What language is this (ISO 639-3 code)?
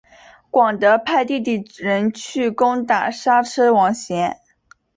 zho